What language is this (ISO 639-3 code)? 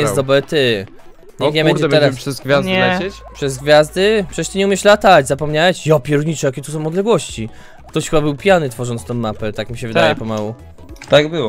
pol